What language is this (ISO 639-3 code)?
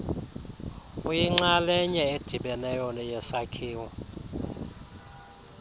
xho